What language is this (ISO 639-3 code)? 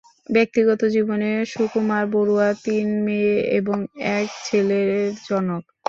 ben